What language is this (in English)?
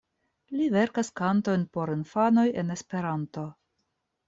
Esperanto